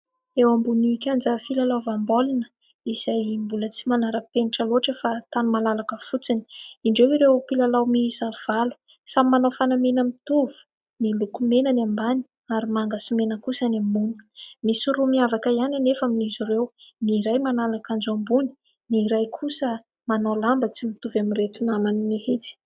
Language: Malagasy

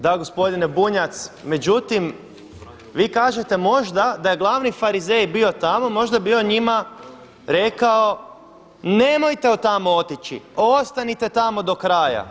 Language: Croatian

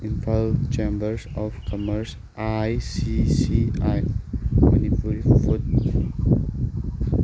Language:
Manipuri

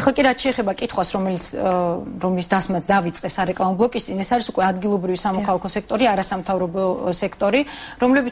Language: Romanian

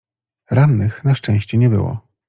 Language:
Polish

